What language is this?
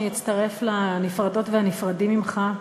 Hebrew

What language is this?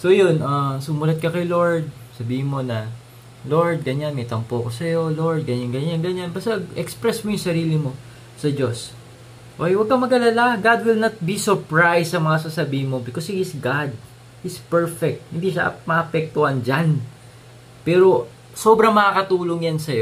Filipino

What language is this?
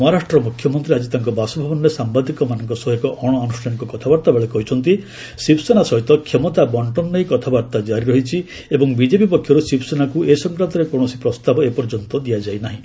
Odia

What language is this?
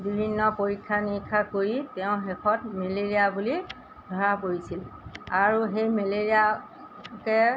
Assamese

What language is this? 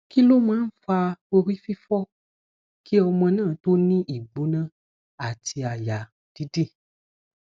Yoruba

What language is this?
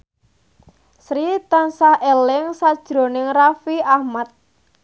Javanese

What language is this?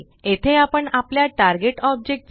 Marathi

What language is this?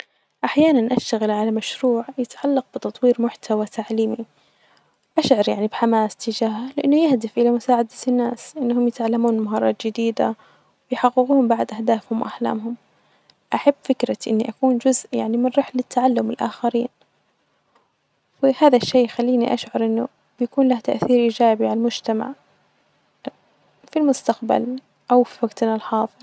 Najdi Arabic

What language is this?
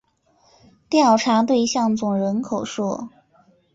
Chinese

